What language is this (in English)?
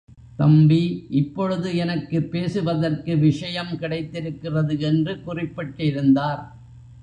Tamil